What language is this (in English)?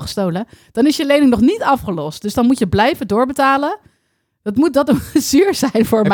Dutch